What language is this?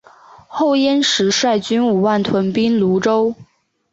Chinese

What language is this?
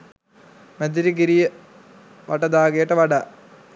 Sinhala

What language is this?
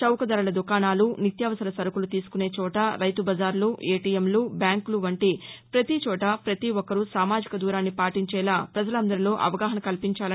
Telugu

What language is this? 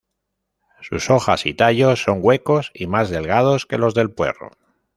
Spanish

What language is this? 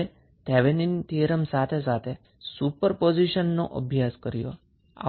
Gujarati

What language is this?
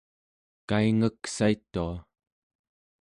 Central Yupik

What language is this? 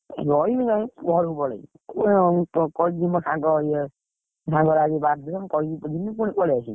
Odia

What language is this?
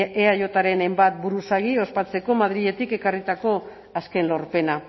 Basque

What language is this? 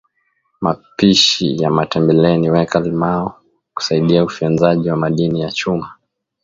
Swahili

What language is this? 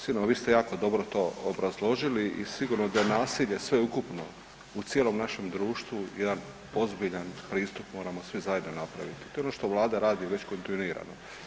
Croatian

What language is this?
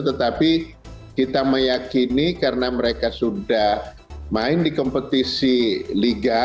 Indonesian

